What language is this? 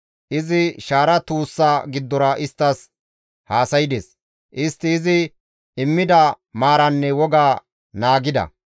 Gamo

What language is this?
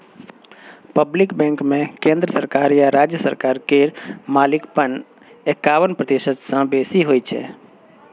Maithili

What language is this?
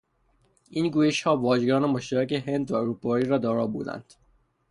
Persian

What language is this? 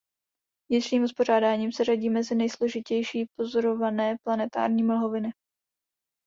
Czech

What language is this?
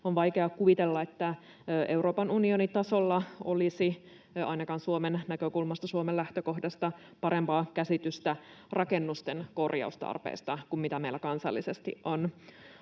Finnish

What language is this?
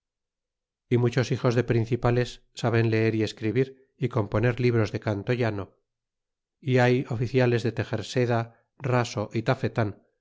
Spanish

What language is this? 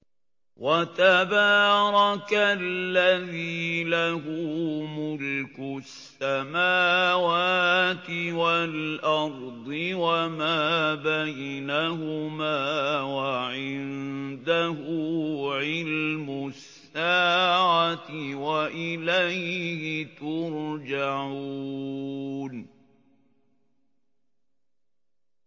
Arabic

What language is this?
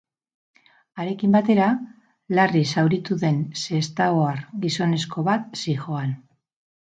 Basque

